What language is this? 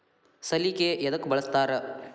Kannada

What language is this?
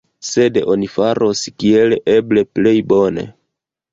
Esperanto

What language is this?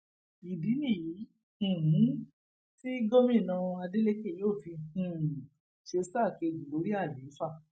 Yoruba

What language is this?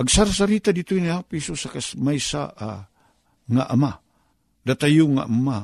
Filipino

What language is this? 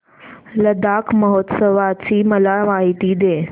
Marathi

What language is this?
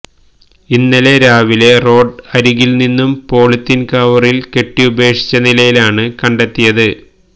Malayalam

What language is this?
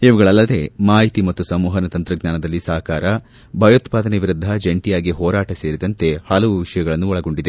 Kannada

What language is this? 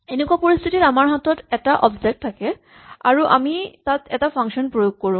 Assamese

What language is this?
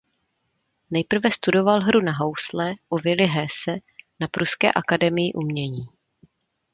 Czech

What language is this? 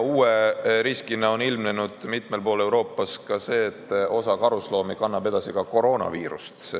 Estonian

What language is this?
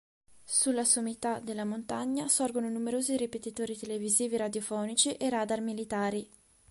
Italian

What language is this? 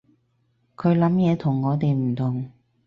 Cantonese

